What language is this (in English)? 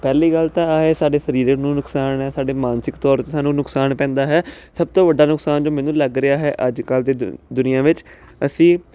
Punjabi